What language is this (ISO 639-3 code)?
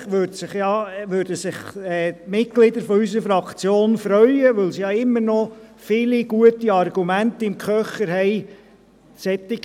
gsw